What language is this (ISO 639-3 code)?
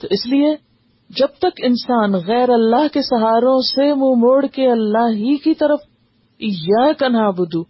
urd